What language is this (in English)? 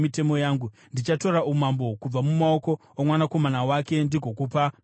Shona